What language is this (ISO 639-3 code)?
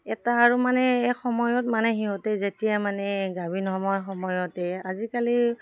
asm